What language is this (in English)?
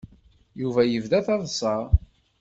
Kabyle